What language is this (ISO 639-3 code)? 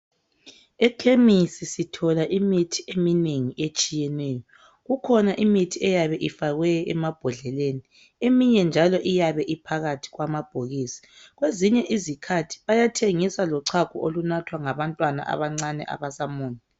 nde